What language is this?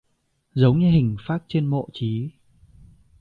Vietnamese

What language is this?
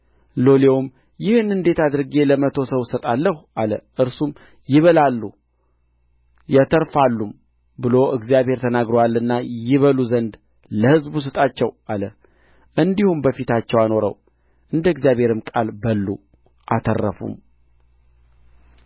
Amharic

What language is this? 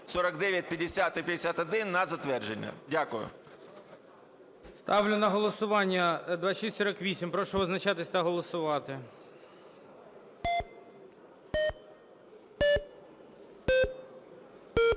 Ukrainian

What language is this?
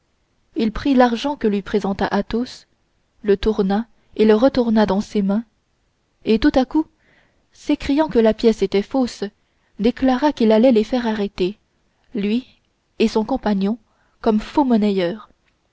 French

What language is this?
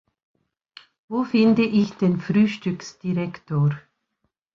German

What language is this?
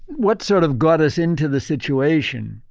English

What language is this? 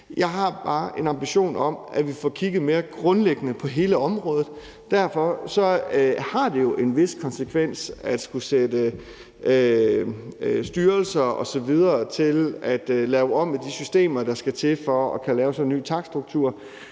Danish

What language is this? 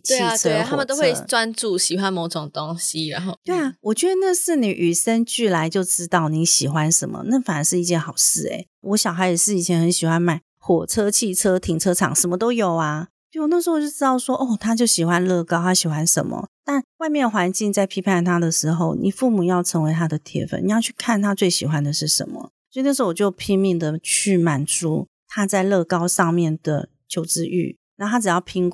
Chinese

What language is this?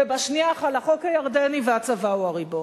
Hebrew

